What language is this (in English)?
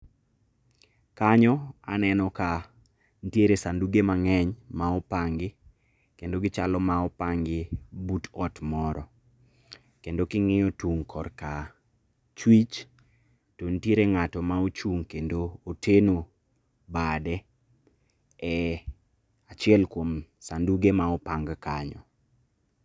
Luo (Kenya and Tanzania)